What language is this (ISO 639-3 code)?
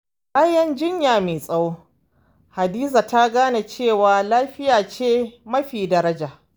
hau